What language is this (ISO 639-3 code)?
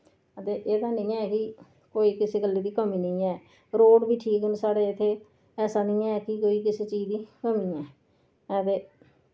doi